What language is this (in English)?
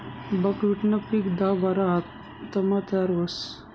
Marathi